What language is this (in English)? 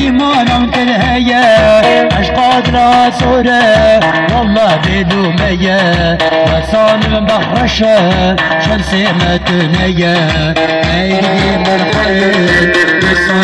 Turkish